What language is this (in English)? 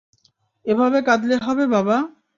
Bangla